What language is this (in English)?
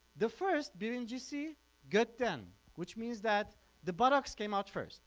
English